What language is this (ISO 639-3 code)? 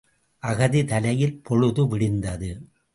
tam